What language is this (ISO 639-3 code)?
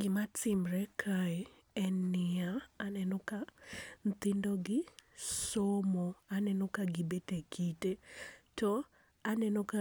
luo